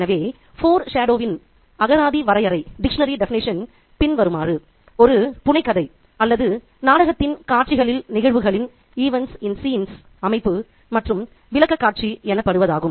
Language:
Tamil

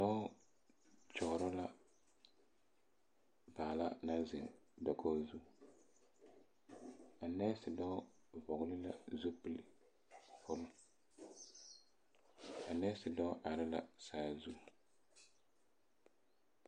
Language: Southern Dagaare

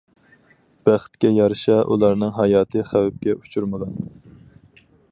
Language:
Uyghur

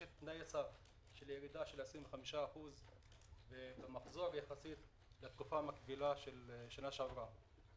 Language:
Hebrew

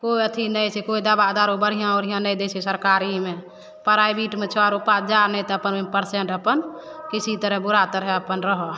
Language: Maithili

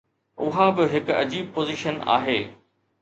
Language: Sindhi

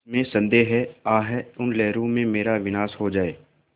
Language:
Hindi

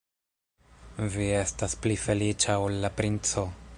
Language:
Esperanto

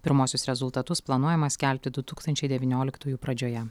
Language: Lithuanian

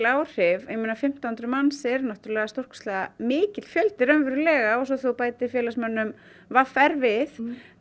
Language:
Icelandic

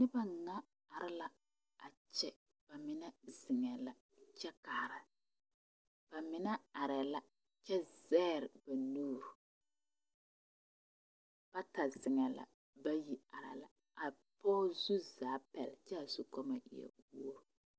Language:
Southern Dagaare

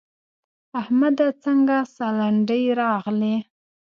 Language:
Pashto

